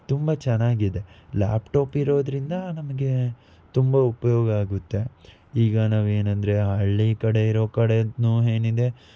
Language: Kannada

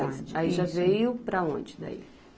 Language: Portuguese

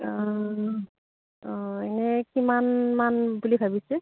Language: Assamese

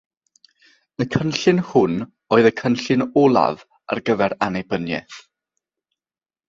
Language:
Welsh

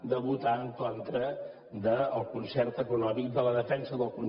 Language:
Catalan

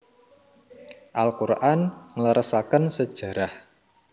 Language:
Javanese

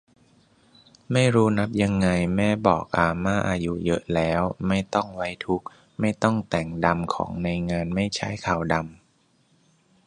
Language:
Thai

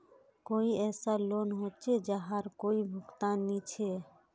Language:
Magahi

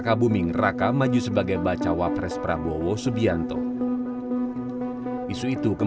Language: Indonesian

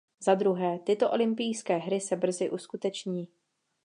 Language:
Czech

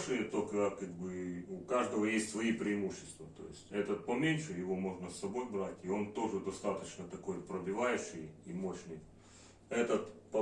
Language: Russian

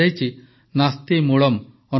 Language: Odia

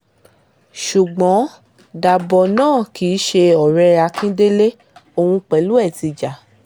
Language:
Yoruba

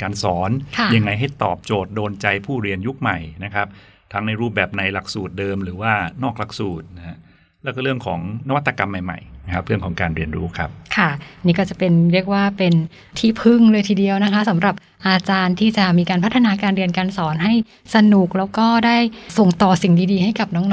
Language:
Thai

